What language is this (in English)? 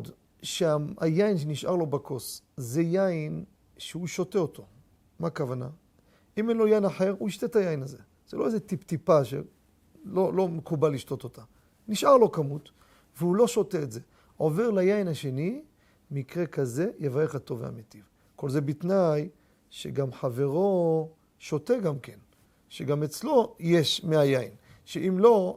Hebrew